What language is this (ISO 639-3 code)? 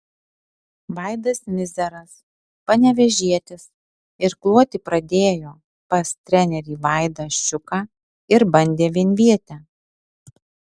lit